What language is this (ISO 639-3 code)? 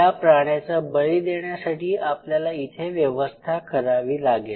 mar